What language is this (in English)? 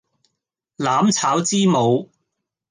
Cantonese